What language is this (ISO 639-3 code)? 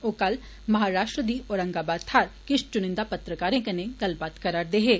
doi